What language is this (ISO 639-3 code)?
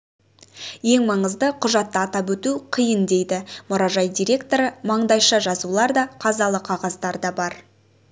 kaz